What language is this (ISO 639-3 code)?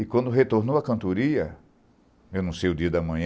por